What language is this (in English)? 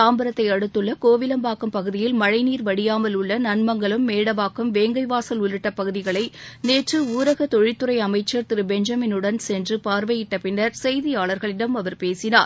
Tamil